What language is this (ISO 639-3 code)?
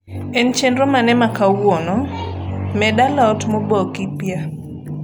luo